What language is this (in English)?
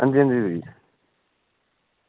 Dogri